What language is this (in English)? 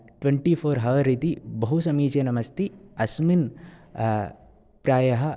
Sanskrit